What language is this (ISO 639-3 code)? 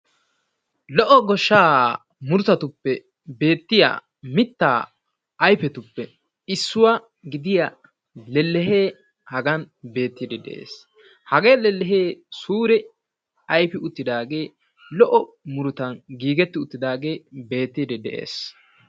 wal